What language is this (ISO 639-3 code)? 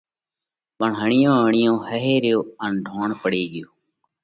kvx